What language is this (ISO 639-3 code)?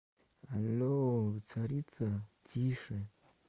rus